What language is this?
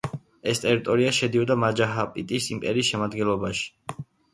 Georgian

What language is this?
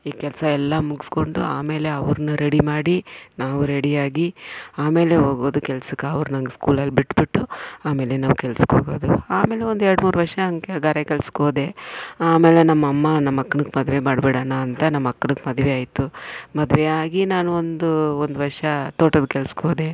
Kannada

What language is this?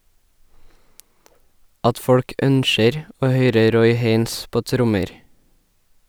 Norwegian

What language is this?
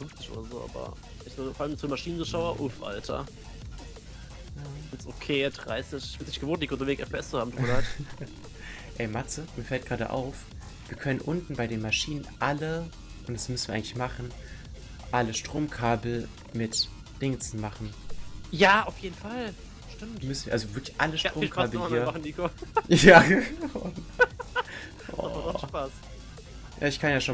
German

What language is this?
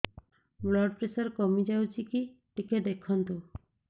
Odia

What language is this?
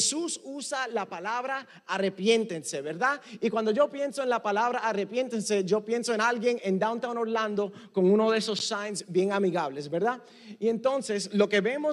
Spanish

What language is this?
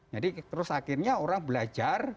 Indonesian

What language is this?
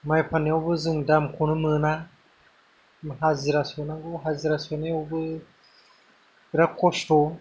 Bodo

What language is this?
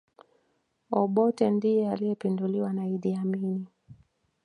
Swahili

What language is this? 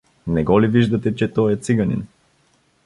Bulgarian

